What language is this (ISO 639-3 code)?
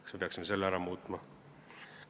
est